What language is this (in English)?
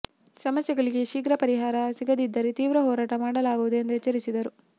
Kannada